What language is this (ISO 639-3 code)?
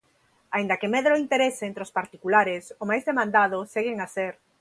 glg